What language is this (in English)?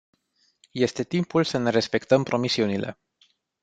Romanian